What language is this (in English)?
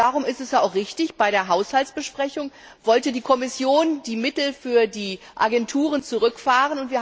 German